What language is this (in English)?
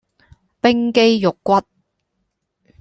Cantonese